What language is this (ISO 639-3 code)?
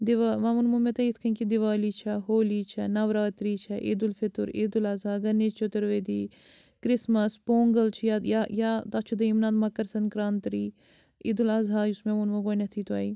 kas